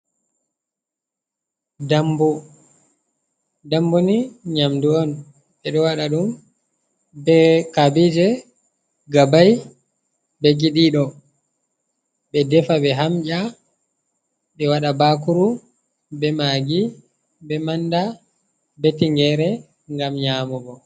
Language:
Fula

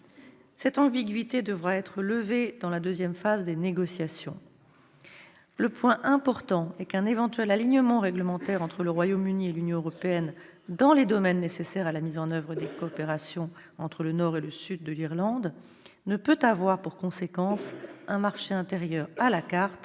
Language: French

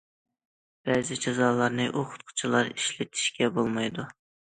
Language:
Uyghur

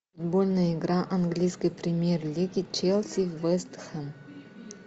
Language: Russian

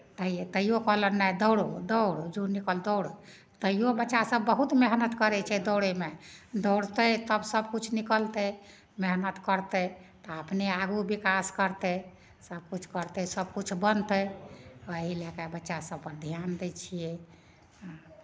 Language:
Maithili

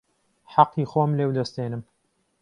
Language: Central Kurdish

